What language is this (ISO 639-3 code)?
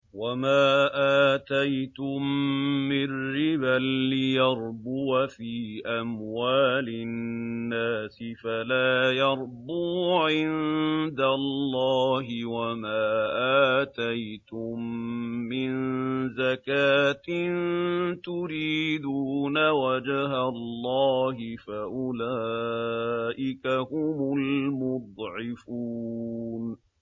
ara